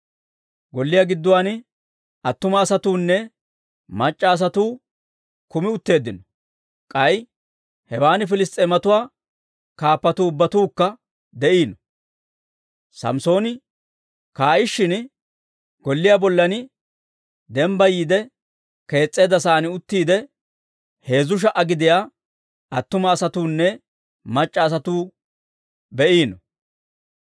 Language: Dawro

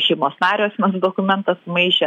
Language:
Lithuanian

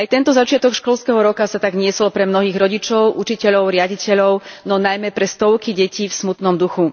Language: Slovak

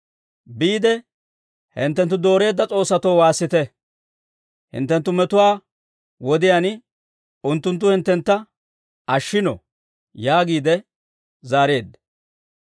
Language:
Dawro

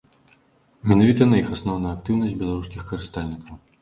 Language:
Belarusian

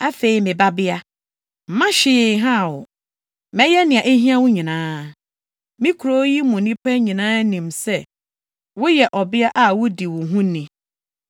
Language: Akan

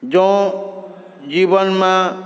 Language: Maithili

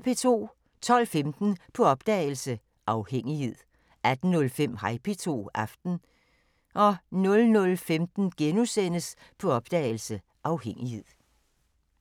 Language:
Danish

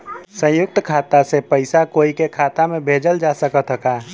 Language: Bhojpuri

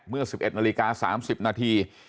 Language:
Thai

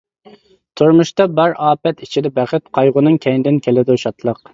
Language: Uyghur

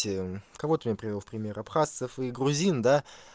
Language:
Russian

